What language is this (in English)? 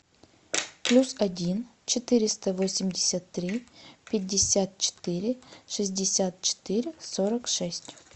Russian